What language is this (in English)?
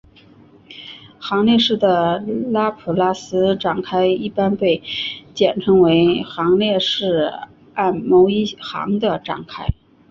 Chinese